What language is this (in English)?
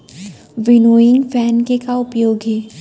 Chhattisgarhi